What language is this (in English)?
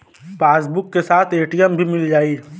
Bhojpuri